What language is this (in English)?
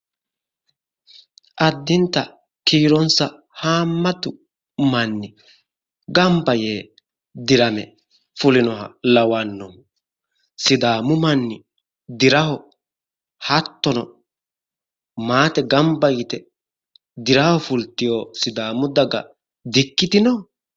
Sidamo